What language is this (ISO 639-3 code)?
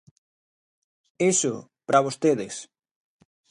glg